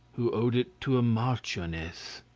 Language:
English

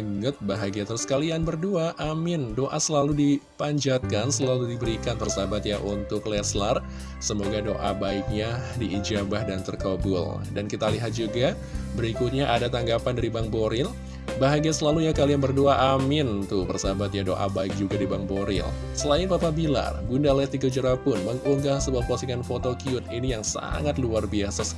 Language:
Indonesian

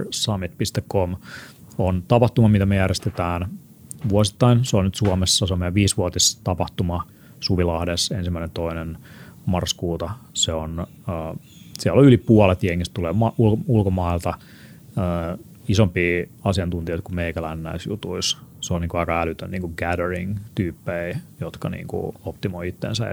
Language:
Finnish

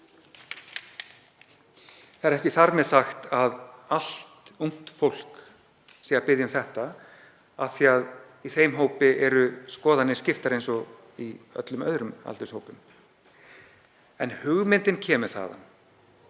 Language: Icelandic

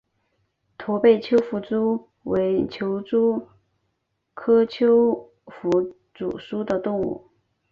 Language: Chinese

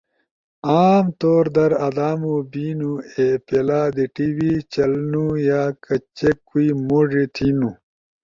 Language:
Ushojo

